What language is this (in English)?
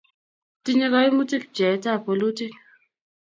Kalenjin